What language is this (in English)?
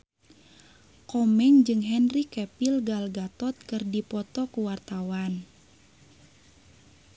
Sundanese